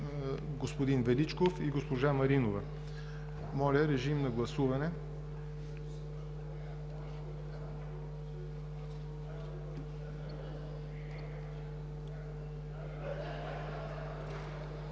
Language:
Bulgarian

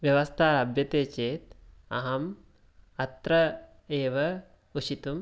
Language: Sanskrit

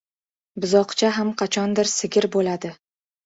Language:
Uzbek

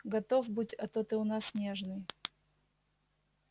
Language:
Russian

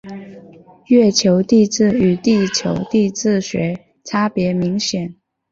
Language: Chinese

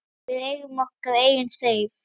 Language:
Icelandic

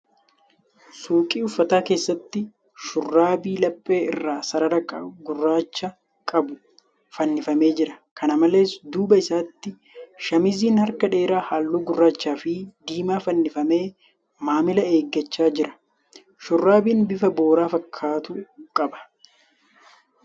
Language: Oromo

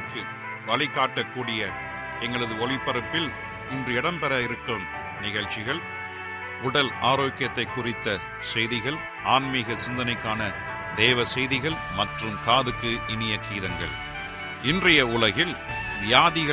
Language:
Tamil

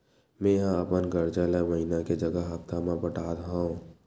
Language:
Chhattisgarhi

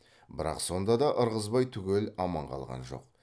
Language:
Kazakh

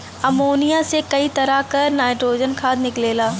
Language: Bhojpuri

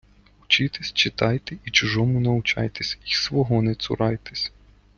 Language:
Ukrainian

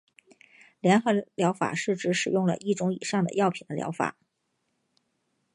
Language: Chinese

